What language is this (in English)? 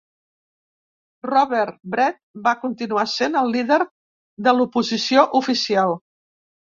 Catalan